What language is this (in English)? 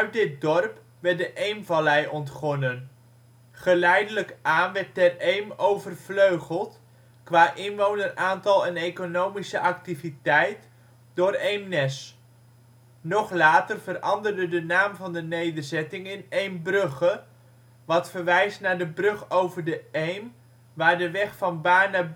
Dutch